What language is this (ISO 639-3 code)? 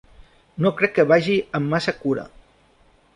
cat